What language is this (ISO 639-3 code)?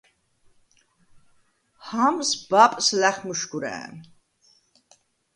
sva